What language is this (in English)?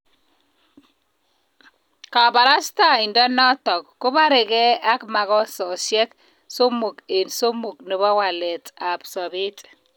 Kalenjin